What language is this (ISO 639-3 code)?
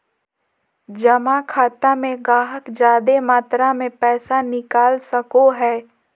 mag